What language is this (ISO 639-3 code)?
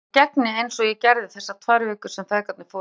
isl